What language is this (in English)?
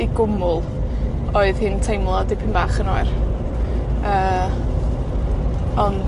Welsh